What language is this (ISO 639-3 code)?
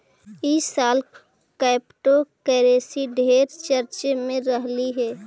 mag